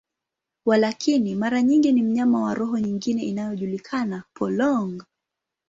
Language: Swahili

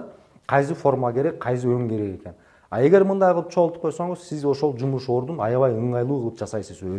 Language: Turkish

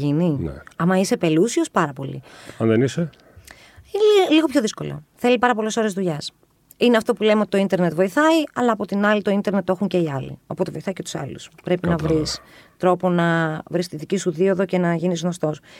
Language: Greek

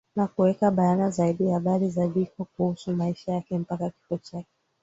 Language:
Swahili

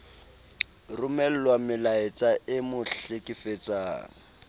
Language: Southern Sotho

